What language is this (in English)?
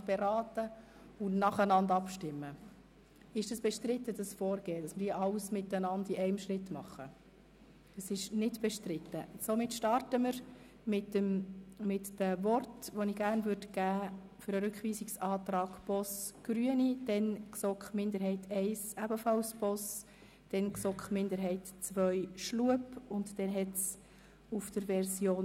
Swiss German